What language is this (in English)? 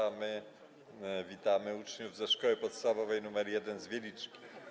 Polish